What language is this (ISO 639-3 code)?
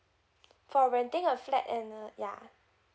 eng